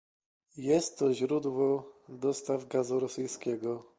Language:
Polish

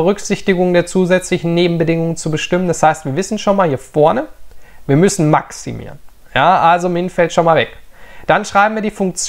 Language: German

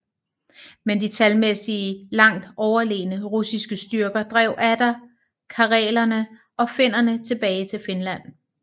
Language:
Danish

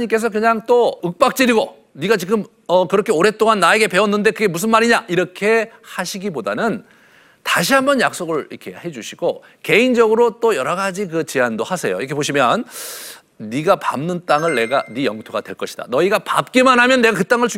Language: Korean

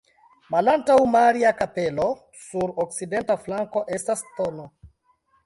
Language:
Esperanto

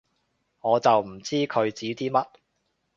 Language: Cantonese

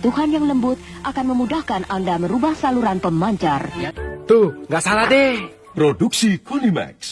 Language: Indonesian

